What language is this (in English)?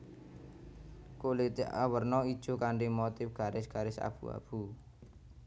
Javanese